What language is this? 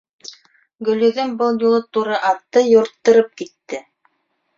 Bashkir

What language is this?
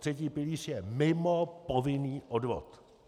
Czech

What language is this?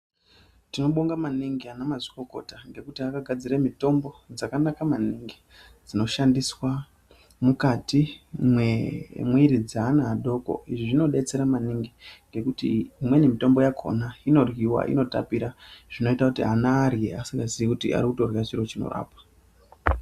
Ndau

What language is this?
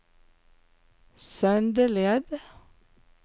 Norwegian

